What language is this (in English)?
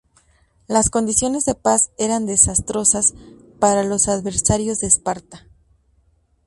Spanish